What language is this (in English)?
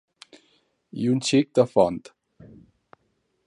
Catalan